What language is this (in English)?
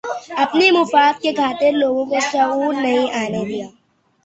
Urdu